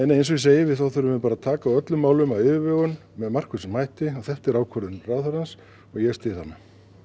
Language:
Icelandic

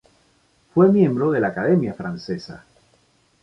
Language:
Spanish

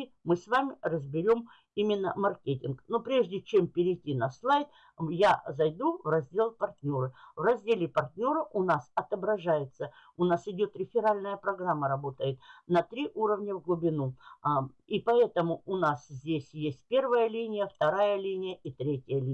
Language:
Russian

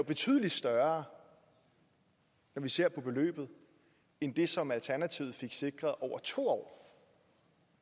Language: Danish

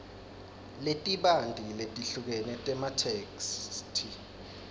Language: Swati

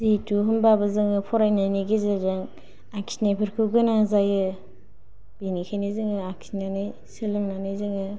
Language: Bodo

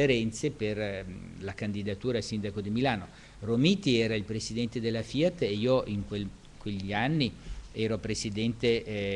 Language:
Italian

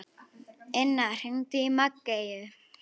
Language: Icelandic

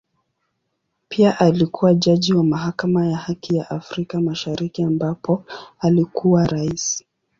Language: Swahili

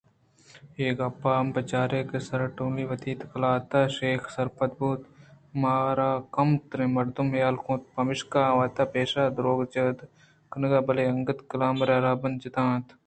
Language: Eastern Balochi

